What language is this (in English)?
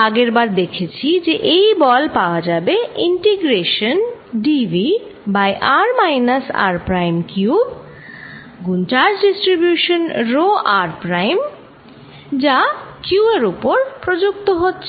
Bangla